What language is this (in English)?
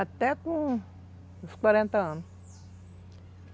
Portuguese